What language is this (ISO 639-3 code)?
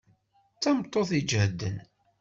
kab